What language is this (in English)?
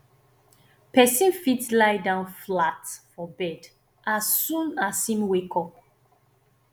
Nigerian Pidgin